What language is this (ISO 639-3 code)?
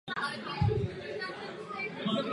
ces